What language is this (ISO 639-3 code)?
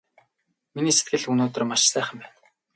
mon